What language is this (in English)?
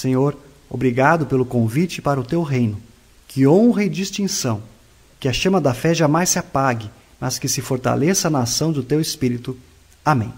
Portuguese